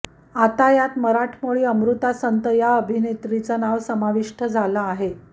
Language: Marathi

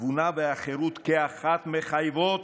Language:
Hebrew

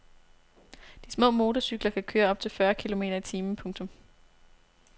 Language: Danish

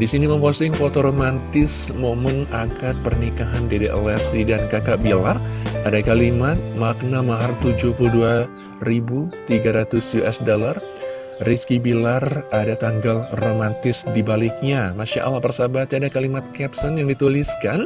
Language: Indonesian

